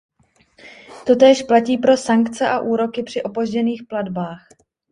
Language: Czech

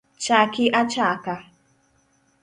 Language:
Luo (Kenya and Tanzania)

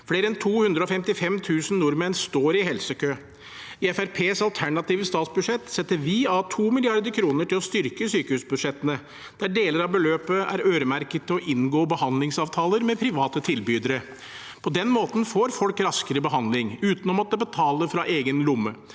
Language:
Norwegian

